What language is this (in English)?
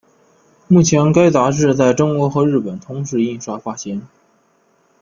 Chinese